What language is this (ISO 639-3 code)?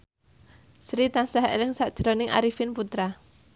jav